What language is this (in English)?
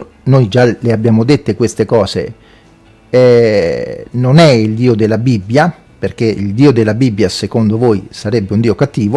Italian